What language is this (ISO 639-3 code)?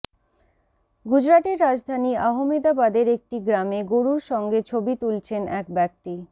ben